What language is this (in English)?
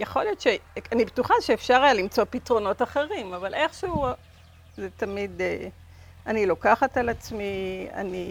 Hebrew